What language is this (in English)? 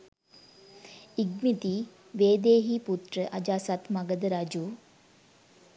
Sinhala